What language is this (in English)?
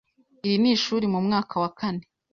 Kinyarwanda